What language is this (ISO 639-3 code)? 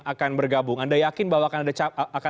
ind